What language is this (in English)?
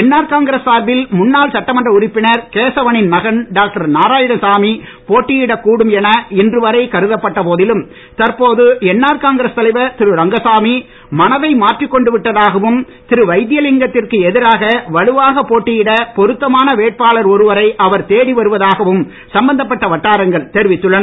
Tamil